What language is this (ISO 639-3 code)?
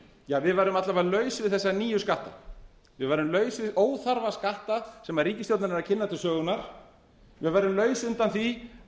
isl